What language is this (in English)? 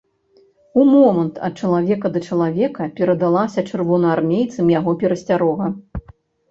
Belarusian